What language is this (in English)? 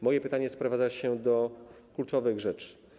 Polish